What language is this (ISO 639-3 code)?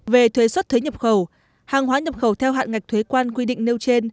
vie